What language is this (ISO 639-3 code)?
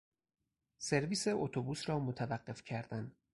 fas